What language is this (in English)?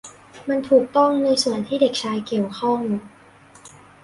Thai